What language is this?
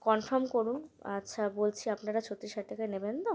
Bangla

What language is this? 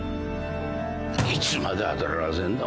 Japanese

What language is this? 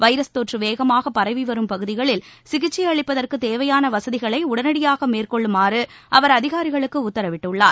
Tamil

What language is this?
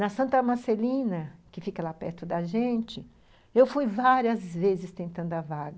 Portuguese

